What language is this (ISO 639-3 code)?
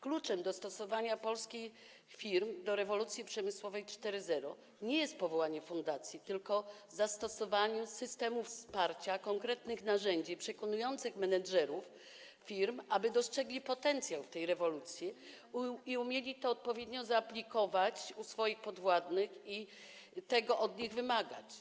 pol